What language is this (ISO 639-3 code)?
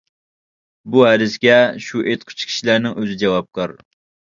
uig